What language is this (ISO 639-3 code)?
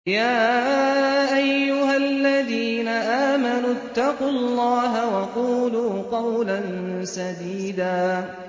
ara